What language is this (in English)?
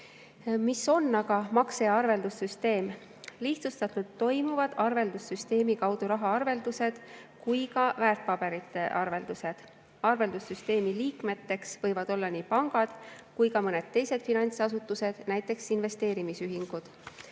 Estonian